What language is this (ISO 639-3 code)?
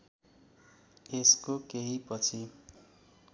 nep